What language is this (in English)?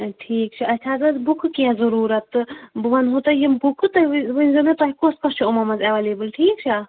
Kashmiri